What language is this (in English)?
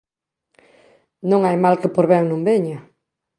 Galician